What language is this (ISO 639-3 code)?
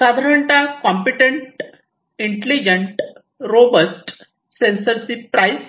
mar